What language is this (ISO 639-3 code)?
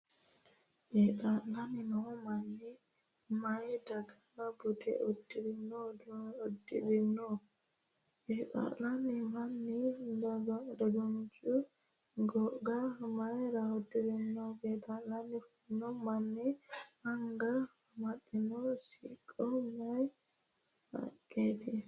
sid